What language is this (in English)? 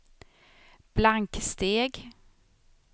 Swedish